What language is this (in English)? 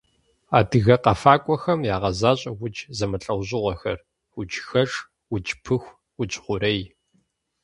Kabardian